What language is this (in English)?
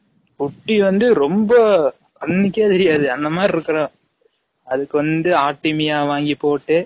Tamil